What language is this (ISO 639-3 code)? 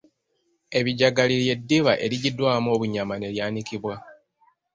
lug